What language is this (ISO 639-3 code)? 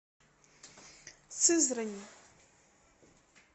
rus